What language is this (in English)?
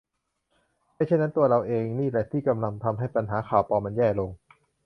Thai